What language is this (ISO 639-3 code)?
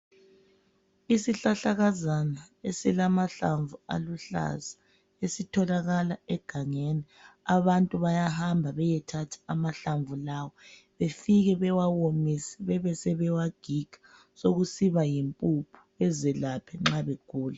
nde